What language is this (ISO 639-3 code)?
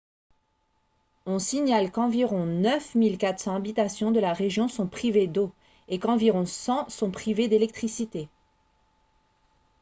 fra